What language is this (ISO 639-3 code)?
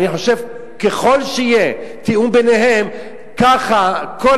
heb